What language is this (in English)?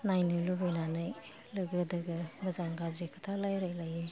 Bodo